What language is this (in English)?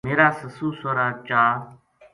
Gujari